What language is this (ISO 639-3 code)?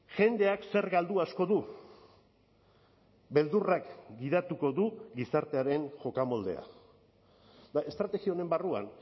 eus